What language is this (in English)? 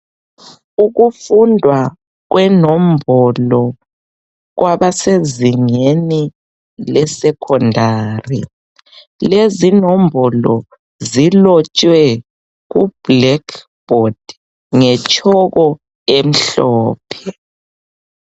North Ndebele